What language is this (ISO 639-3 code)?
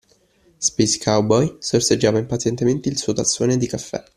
ita